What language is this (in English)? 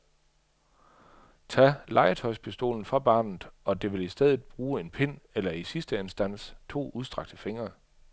Danish